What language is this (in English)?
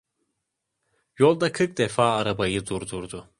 Turkish